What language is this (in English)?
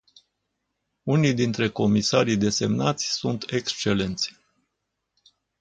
Romanian